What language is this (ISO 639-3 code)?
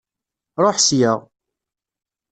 kab